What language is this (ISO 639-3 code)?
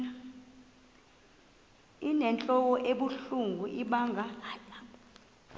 xho